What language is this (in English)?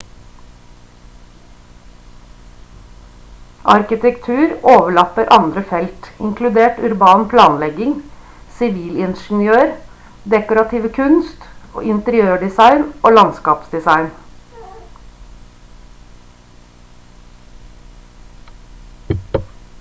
Norwegian Bokmål